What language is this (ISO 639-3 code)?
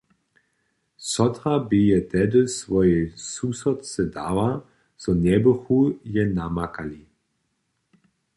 hsb